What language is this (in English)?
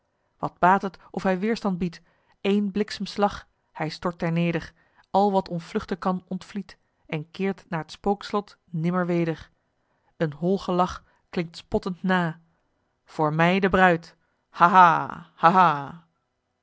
Dutch